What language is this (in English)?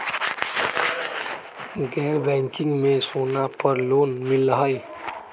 Magahi